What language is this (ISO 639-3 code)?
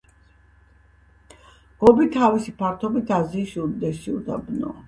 kat